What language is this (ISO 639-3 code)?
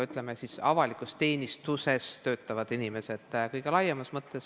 est